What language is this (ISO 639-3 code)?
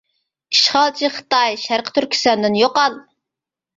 uig